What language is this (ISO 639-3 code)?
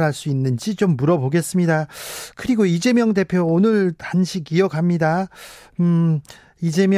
kor